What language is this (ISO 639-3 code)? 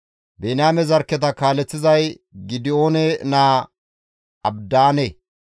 gmv